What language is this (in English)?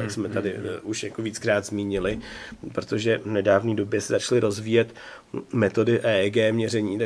Czech